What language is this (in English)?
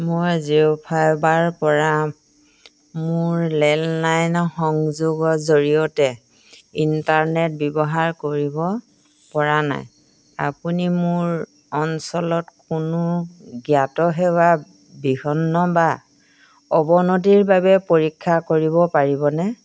Assamese